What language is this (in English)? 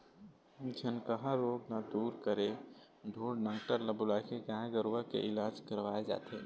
Chhattisgarhi